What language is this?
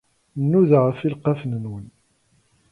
Kabyle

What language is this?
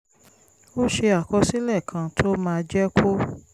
Yoruba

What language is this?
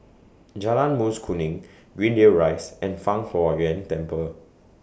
English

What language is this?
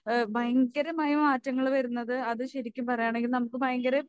Malayalam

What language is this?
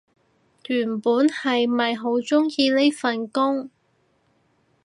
Cantonese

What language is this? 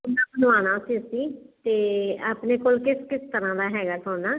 Punjabi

